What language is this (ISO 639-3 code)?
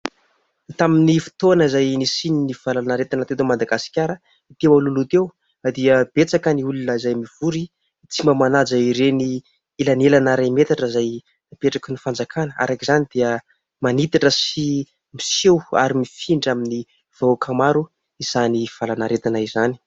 mlg